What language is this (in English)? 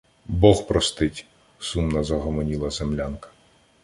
Ukrainian